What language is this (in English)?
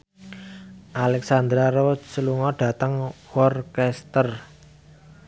Javanese